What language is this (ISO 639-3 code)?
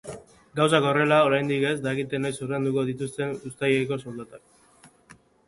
eus